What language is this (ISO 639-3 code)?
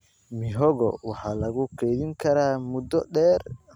som